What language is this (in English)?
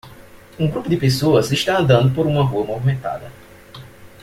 Portuguese